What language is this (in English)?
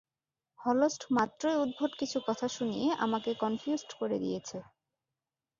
Bangla